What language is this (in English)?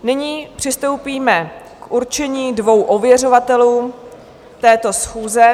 Czech